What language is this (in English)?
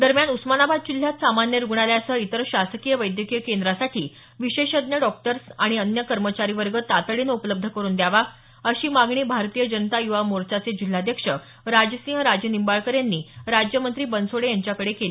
Marathi